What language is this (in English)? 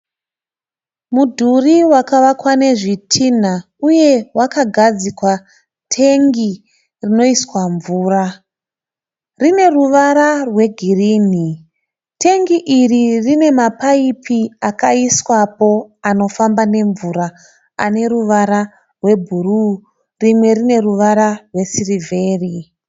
Shona